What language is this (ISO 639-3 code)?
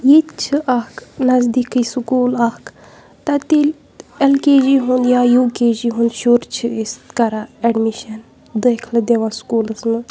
kas